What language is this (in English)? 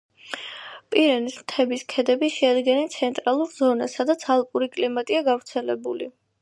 Georgian